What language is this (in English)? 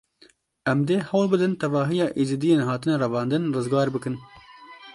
Kurdish